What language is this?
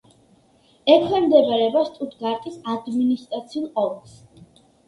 Georgian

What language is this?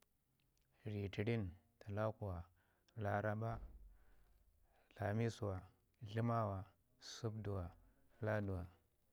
Ngizim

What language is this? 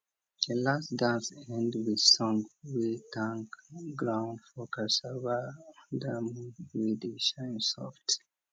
Nigerian Pidgin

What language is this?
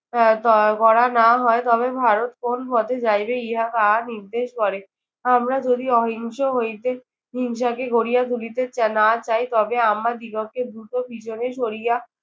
Bangla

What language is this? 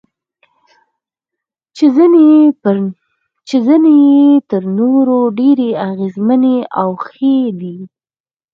Pashto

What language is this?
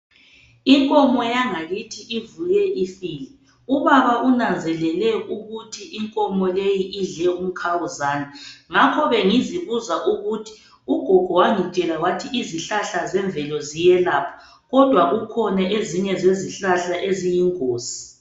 North Ndebele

